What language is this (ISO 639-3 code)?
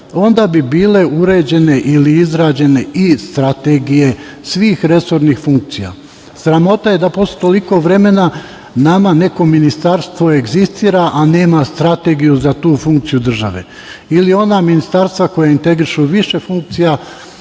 srp